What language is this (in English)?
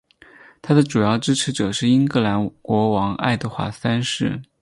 Chinese